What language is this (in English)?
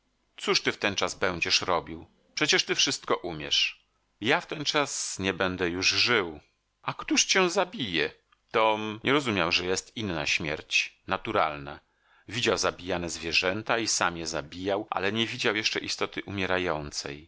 Polish